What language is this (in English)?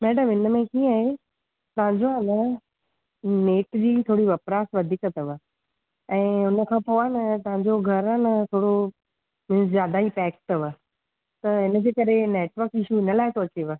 Sindhi